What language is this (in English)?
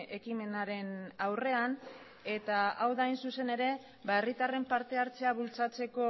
Basque